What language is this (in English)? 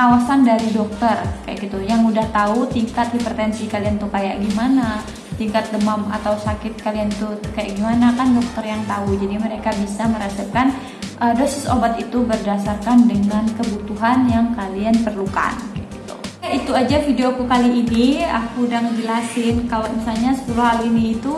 Indonesian